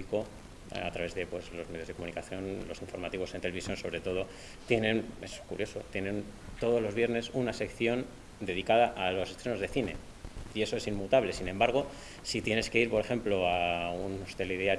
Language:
Spanish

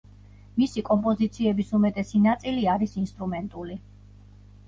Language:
Georgian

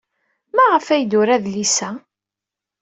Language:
Kabyle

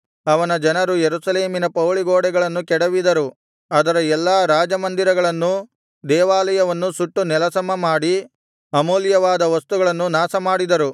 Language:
Kannada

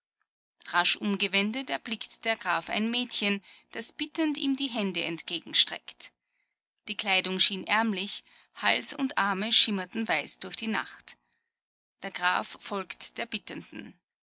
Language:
German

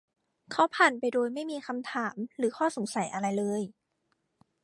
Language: Thai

